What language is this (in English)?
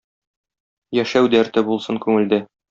Tatar